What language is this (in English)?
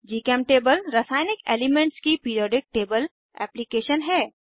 Hindi